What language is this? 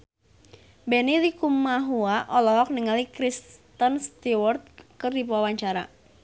Sundanese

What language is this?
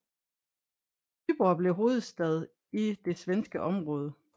Danish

